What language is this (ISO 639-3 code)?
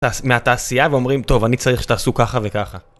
heb